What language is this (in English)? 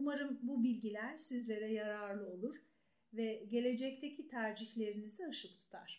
Turkish